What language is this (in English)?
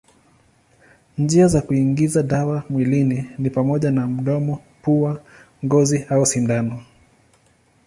Swahili